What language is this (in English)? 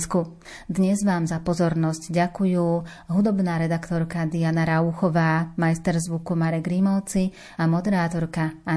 Slovak